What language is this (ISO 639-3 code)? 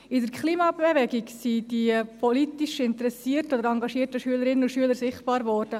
gsw